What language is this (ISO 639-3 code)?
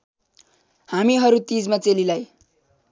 nep